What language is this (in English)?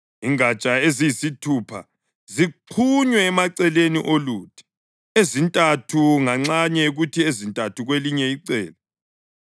North Ndebele